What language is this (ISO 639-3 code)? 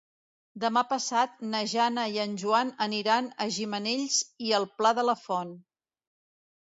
cat